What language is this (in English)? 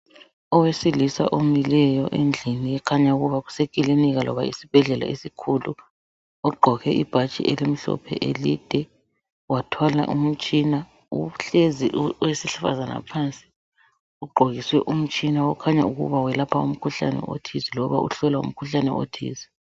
North Ndebele